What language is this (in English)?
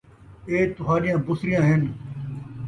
Saraiki